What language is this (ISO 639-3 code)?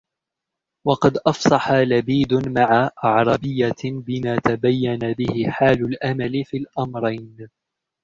ara